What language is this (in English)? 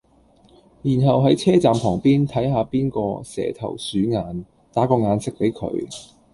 Cantonese